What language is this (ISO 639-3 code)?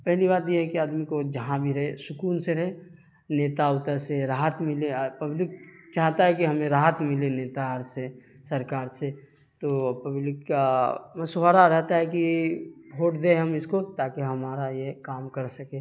urd